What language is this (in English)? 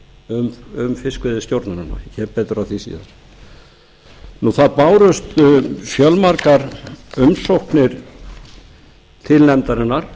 Icelandic